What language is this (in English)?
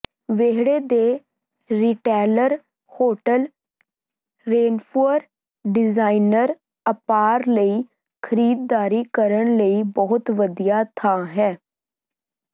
Punjabi